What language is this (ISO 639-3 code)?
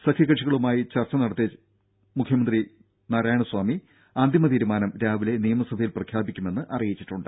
mal